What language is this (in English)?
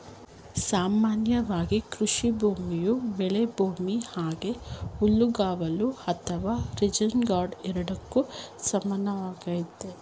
Kannada